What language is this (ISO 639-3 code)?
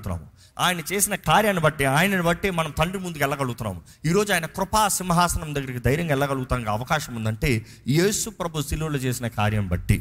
tel